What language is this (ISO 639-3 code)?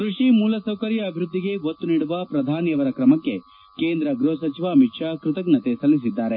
kan